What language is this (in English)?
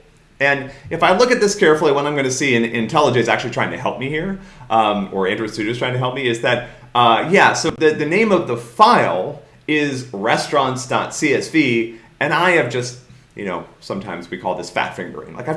English